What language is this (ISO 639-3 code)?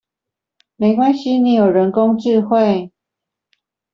zho